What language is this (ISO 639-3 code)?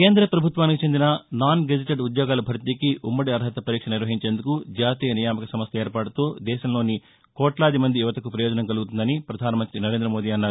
tel